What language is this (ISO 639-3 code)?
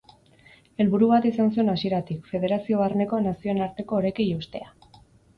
eus